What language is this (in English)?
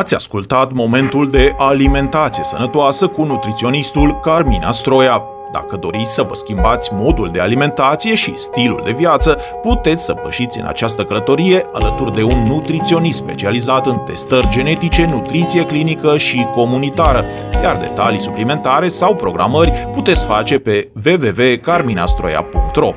Romanian